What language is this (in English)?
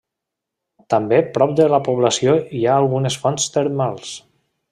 Catalan